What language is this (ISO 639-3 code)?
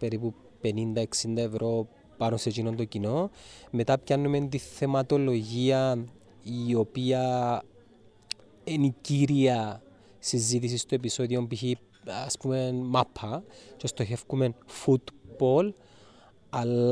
ell